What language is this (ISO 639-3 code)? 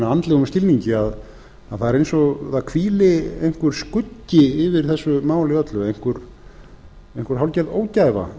isl